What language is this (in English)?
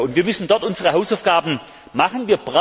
German